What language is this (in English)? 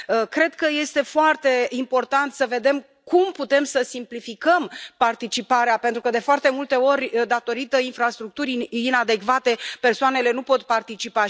Romanian